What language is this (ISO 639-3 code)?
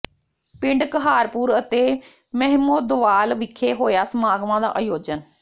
pan